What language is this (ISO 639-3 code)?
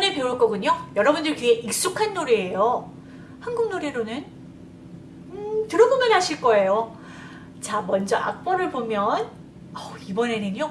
kor